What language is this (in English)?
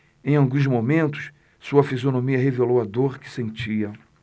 Portuguese